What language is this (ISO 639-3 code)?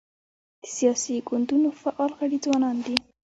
pus